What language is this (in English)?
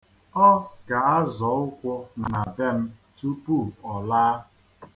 Igbo